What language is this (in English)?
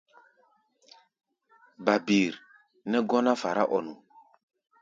Gbaya